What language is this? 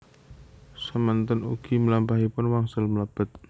Javanese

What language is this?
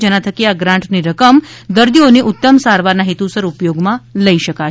Gujarati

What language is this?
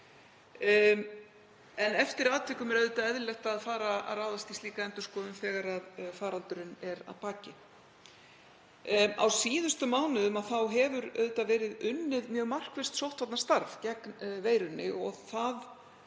Icelandic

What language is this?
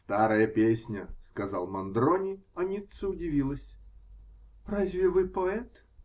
Russian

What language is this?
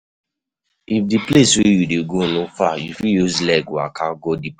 Nigerian Pidgin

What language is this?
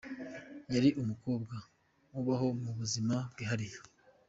Kinyarwanda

